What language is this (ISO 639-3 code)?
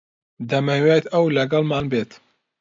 ckb